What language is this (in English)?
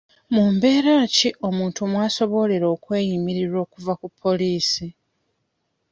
Ganda